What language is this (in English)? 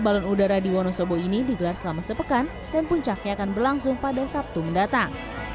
Indonesian